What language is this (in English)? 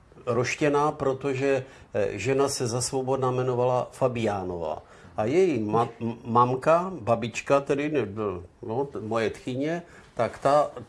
Czech